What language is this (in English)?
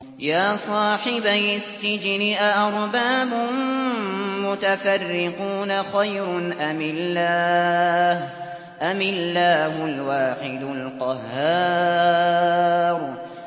Arabic